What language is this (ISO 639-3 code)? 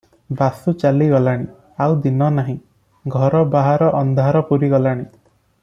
ori